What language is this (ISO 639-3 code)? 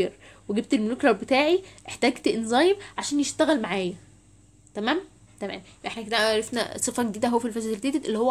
ara